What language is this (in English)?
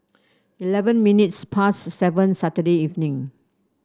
English